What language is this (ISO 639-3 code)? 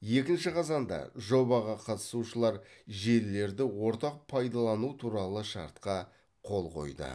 kaz